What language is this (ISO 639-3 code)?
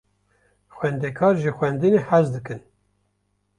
kur